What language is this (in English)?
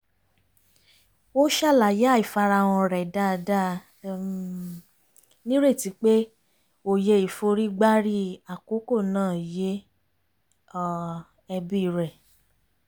Yoruba